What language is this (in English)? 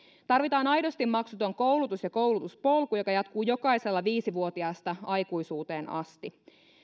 Finnish